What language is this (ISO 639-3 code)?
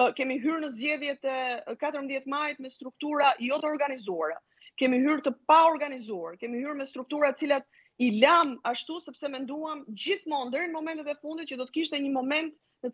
ron